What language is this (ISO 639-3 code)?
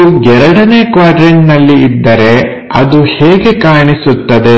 kan